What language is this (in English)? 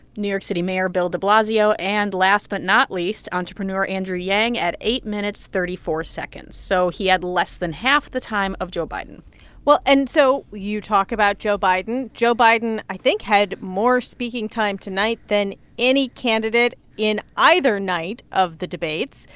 English